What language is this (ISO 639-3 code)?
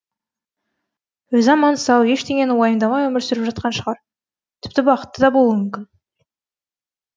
kaz